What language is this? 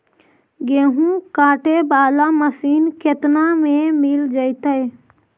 Magahi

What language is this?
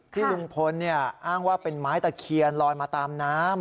Thai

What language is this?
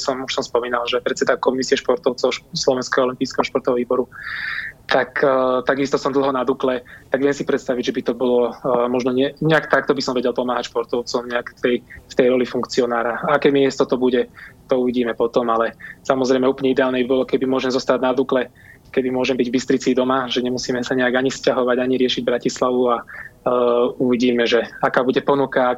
Slovak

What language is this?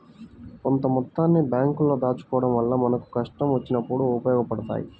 Telugu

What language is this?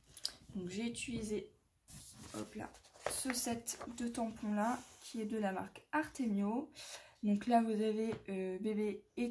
French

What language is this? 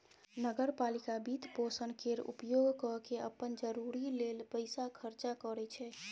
Maithili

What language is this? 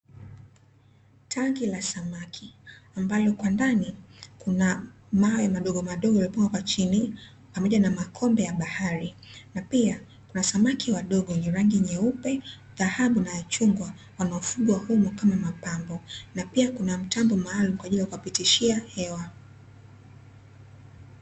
Swahili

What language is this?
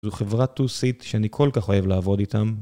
Hebrew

